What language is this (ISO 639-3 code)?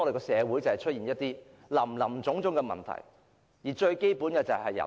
yue